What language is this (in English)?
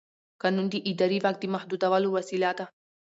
Pashto